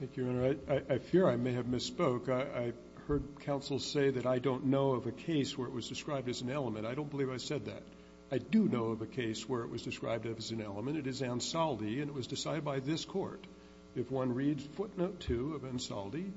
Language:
English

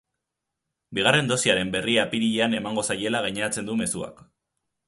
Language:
Basque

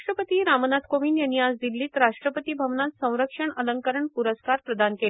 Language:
Marathi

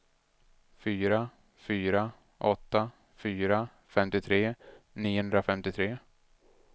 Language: Swedish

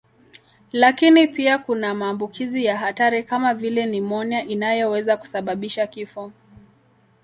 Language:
Swahili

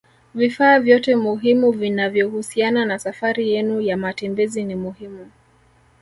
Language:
Swahili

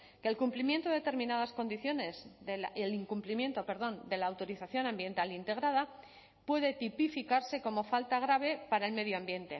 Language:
Spanish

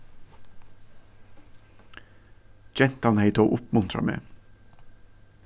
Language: Faroese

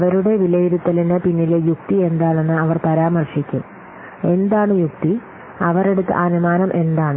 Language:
Malayalam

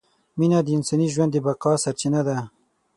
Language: Pashto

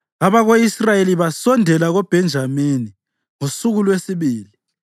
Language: North Ndebele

